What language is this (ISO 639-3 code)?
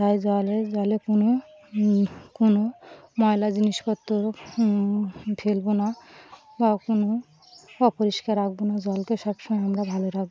ben